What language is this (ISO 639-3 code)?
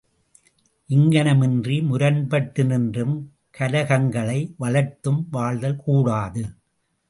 tam